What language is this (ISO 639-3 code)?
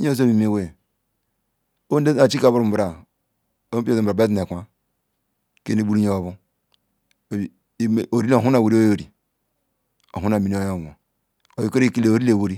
ikw